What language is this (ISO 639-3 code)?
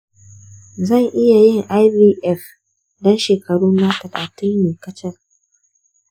hau